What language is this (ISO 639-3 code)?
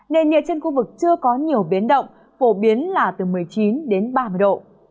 vie